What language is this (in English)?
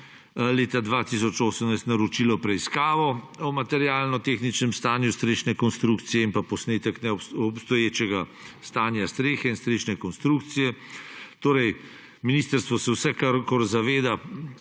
Slovenian